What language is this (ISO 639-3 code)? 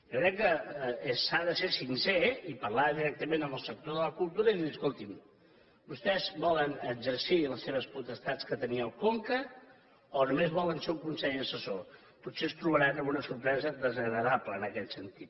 cat